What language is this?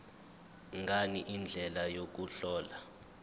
Zulu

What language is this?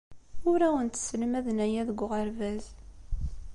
Kabyle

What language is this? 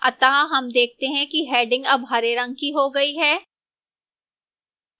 Hindi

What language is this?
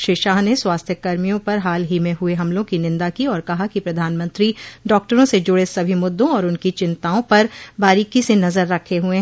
Hindi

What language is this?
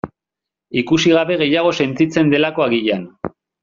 Basque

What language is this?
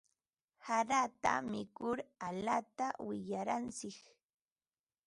Ambo-Pasco Quechua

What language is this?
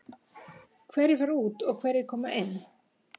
Icelandic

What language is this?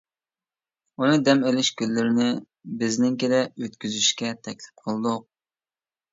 Uyghur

